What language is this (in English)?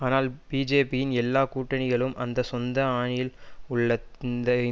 Tamil